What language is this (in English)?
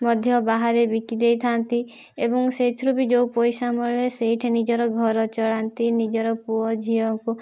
Odia